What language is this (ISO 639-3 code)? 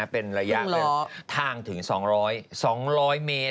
tha